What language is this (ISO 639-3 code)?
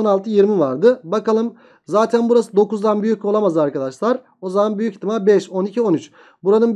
tur